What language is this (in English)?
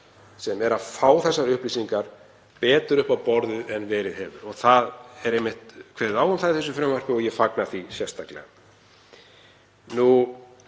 Icelandic